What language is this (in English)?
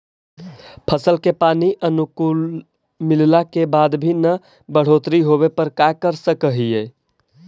Magahi